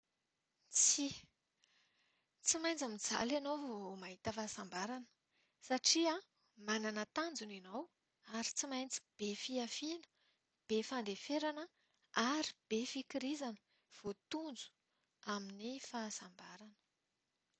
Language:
Malagasy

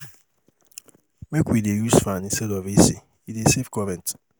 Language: Nigerian Pidgin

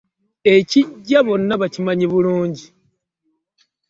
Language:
Ganda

